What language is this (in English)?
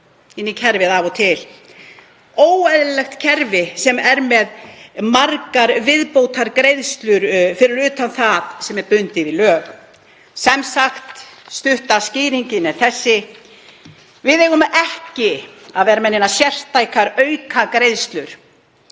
Icelandic